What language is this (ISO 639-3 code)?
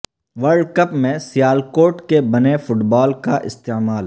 urd